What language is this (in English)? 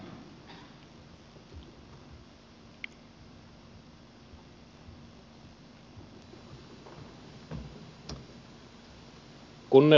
Finnish